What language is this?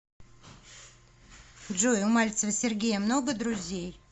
Russian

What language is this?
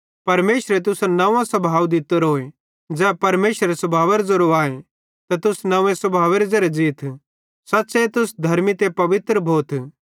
Bhadrawahi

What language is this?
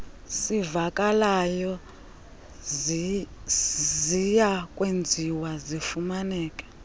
Xhosa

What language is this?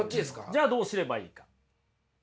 Japanese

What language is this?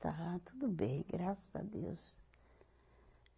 Portuguese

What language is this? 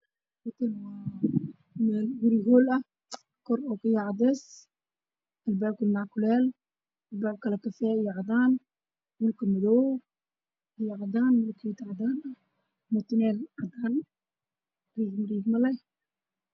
Somali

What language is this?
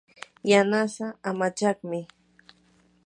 Yanahuanca Pasco Quechua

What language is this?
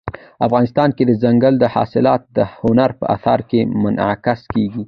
Pashto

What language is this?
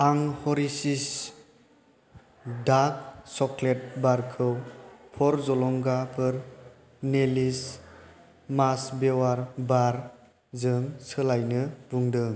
Bodo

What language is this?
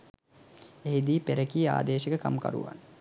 Sinhala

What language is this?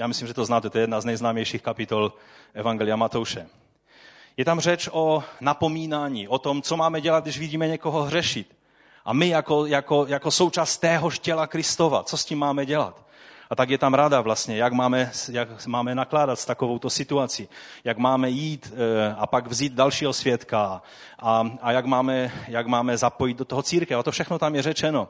Czech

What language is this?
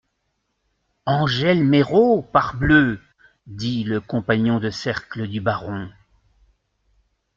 French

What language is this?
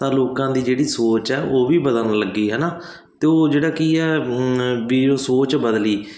Punjabi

